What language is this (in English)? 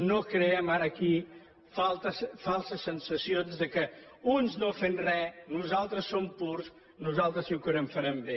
Catalan